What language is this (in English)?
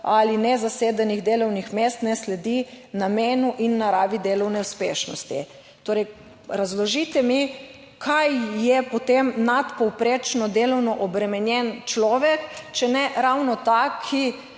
Slovenian